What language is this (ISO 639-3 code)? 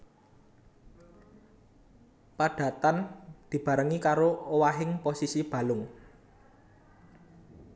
jav